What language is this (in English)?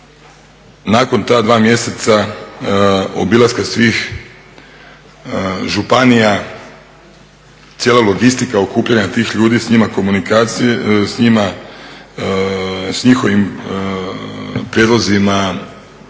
Croatian